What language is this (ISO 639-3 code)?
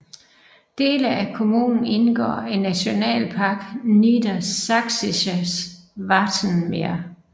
dan